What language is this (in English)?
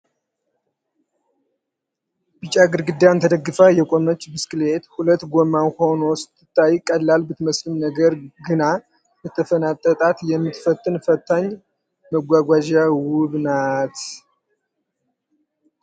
Amharic